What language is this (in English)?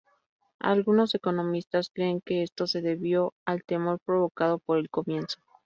Spanish